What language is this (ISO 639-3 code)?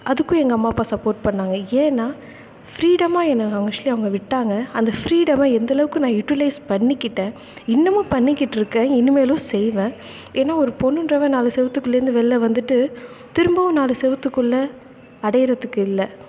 tam